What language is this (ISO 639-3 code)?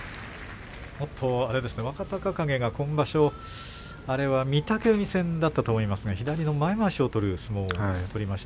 jpn